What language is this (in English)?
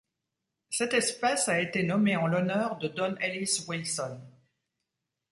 French